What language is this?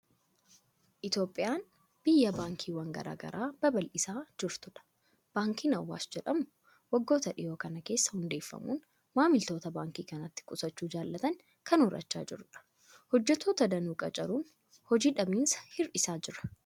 Oromo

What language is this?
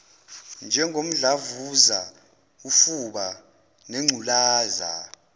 Zulu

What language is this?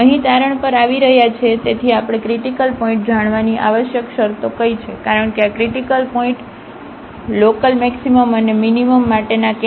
Gujarati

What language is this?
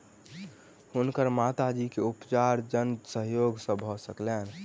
Maithili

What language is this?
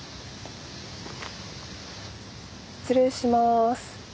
Japanese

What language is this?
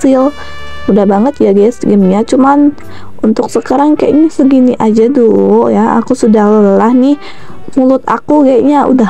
Indonesian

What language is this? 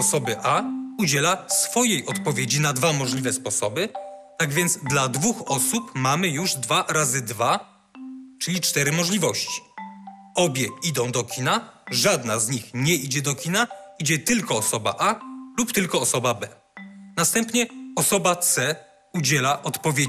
Polish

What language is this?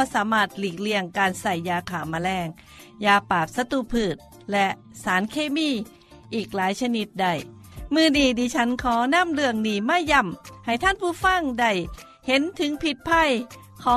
Thai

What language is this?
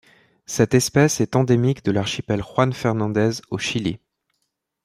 French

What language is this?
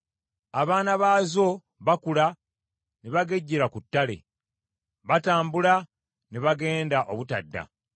Ganda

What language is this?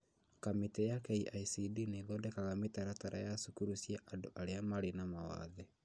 Kikuyu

